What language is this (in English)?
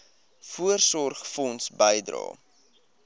Afrikaans